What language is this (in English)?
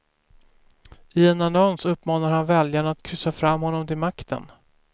Swedish